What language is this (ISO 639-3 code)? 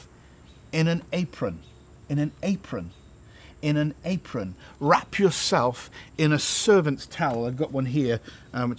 eng